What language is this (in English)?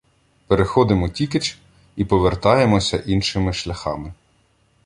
Ukrainian